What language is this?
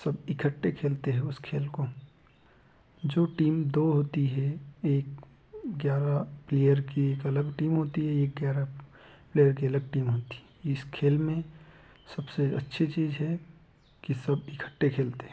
Hindi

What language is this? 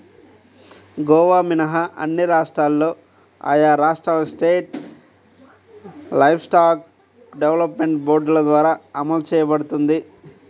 Telugu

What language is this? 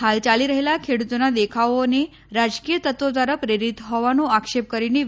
Gujarati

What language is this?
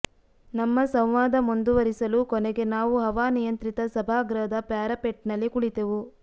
Kannada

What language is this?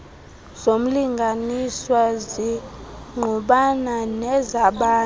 Xhosa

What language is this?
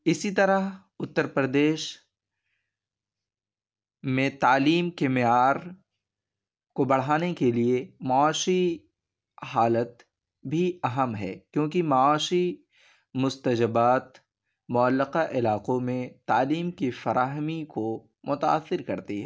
Urdu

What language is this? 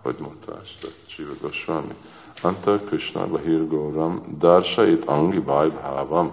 Hungarian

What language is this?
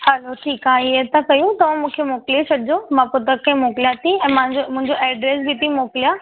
Sindhi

